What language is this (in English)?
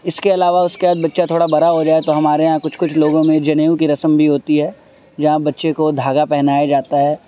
Urdu